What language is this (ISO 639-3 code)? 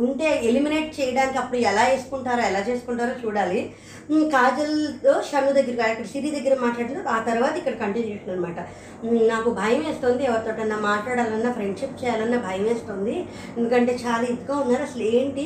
tel